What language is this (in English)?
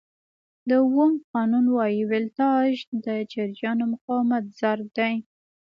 Pashto